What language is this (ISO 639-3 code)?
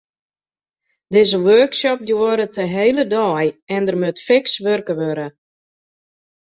fry